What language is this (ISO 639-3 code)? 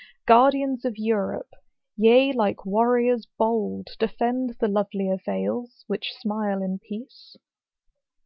eng